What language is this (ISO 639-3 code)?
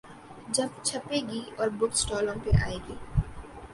urd